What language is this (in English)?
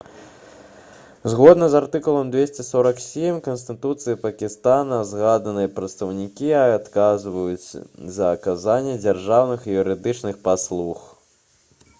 Belarusian